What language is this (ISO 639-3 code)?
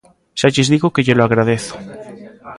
glg